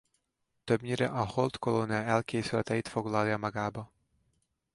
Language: Hungarian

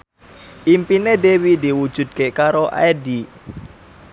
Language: Javanese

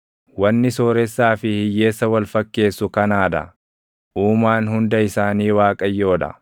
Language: Oromo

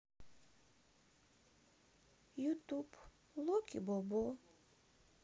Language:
Russian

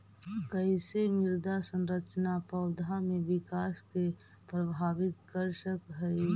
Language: Magahi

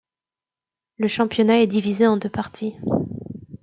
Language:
French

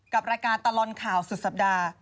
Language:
Thai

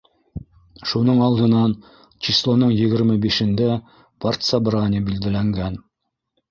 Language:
Bashkir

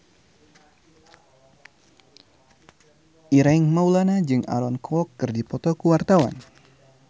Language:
Sundanese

